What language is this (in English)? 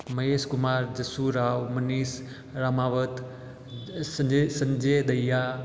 Hindi